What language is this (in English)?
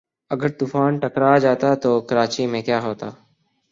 Urdu